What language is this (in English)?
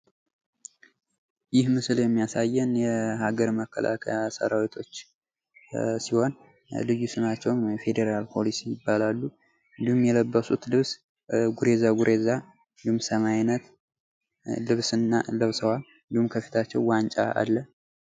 Amharic